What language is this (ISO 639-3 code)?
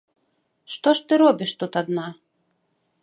bel